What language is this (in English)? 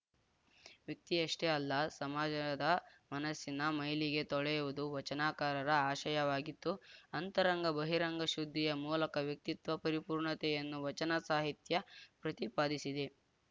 Kannada